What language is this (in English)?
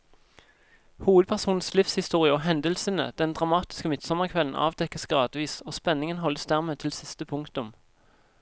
Norwegian